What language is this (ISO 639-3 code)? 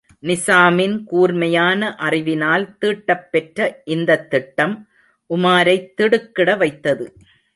tam